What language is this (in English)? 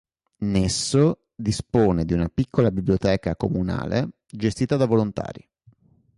Italian